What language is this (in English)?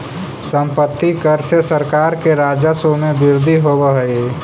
Magahi